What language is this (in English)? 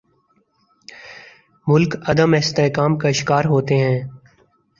Urdu